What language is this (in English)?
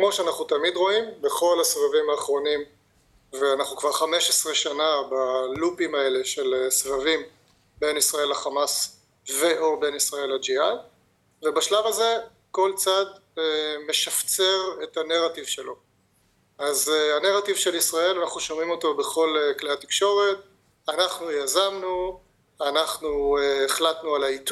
Hebrew